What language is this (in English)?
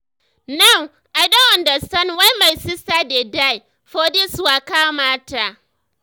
Nigerian Pidgin